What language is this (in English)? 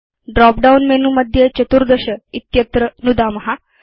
Sanskrit